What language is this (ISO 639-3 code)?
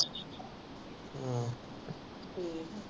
pan